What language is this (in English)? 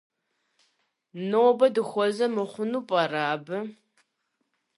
Kabardian